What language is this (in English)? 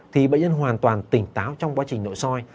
Vietnamese